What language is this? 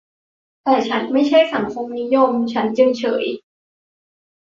Thai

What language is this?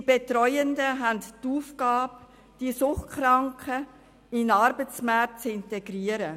Swiss German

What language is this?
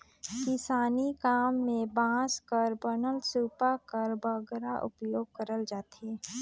Chhattisgarhi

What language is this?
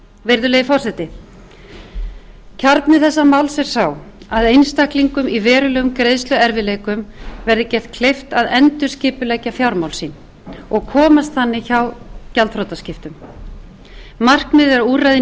Icelandic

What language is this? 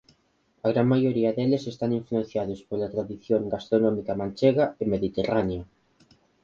Galician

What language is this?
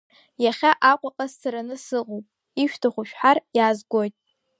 Abkhazian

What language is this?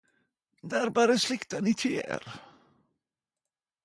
Norwegian Nynorsk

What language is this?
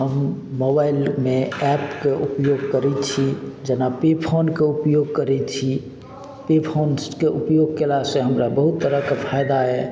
Maithili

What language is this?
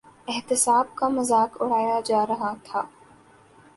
Urdu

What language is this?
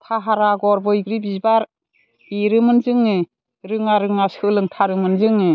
Bodo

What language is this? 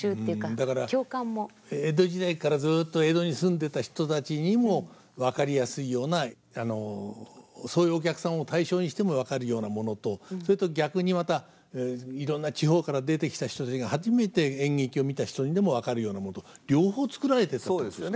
Japanese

